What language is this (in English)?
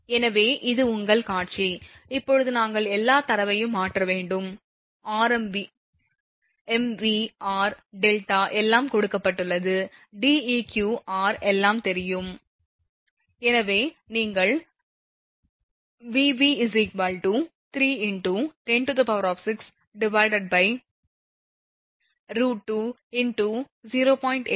Tamil